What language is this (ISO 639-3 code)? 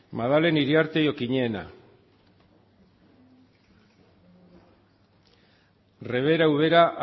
eus